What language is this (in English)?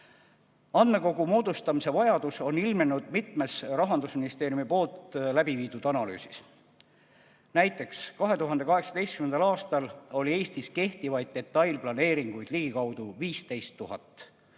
Estonian